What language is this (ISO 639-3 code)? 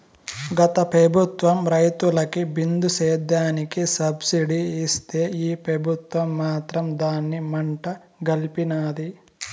tel